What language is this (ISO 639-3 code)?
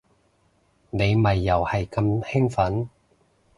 yue